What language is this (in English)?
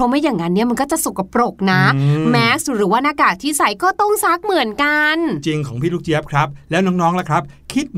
Thai